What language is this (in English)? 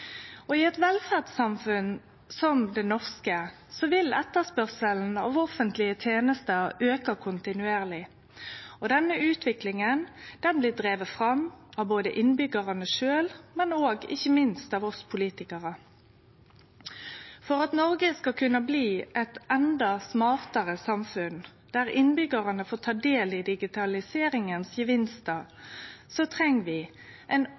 Norwegian Nynorsk